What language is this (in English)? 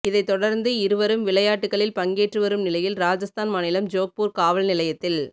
Tamil